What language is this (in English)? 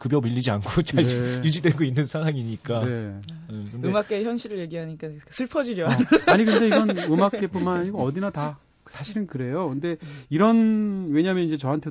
Korean